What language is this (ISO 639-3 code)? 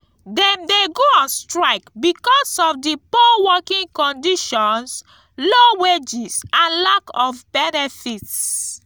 pcm